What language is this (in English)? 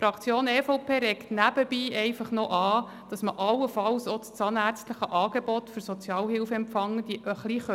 Swiss German